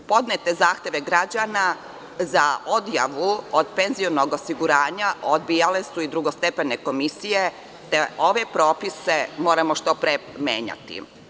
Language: Serbian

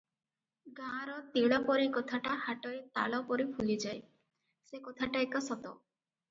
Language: Odia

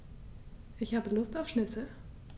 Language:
German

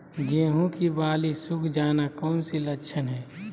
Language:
Magahi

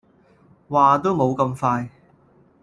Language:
Cantonese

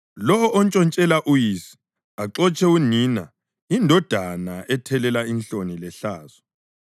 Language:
North Ndebele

